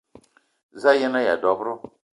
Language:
Eton (Cameroon)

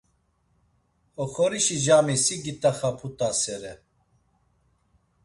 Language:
Laz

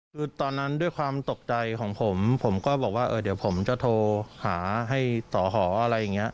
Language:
Thai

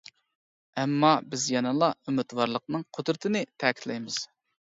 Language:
Uyghur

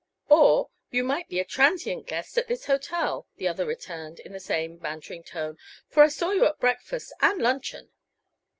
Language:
English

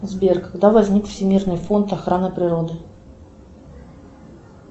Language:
Russian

